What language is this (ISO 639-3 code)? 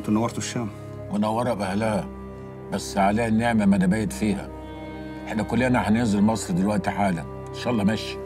ara